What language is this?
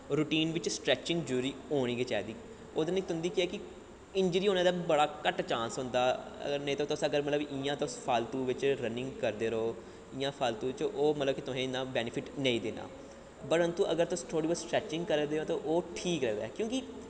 Dogri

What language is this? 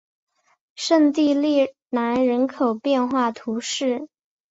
Chinese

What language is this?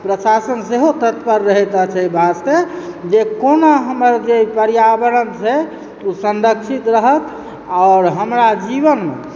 Maithili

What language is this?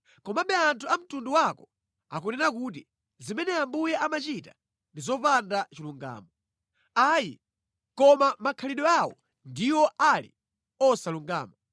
Nyanja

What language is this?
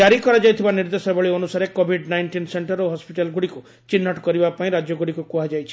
Odia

